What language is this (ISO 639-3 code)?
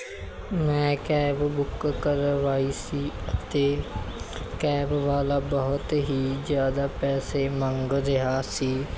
pan